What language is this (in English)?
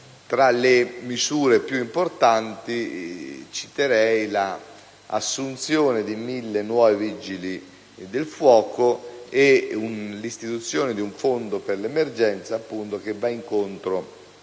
Italian